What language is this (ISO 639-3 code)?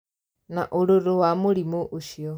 kik